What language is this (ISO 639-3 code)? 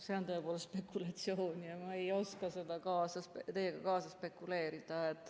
est